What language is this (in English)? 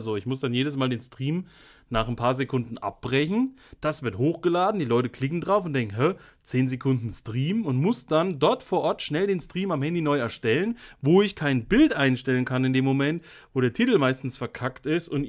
German